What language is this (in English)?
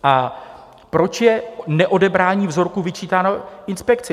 Czech